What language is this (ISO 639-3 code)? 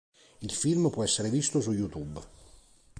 ita